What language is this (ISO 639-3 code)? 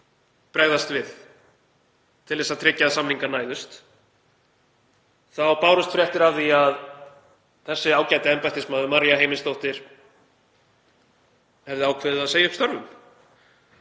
isl